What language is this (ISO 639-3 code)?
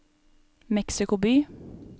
nor